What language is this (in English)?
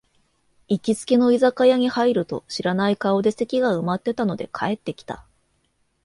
Japanese